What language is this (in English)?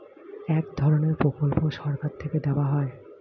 Bangla